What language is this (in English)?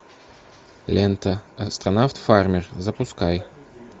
Russian